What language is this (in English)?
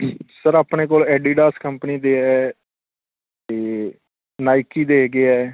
Punjabi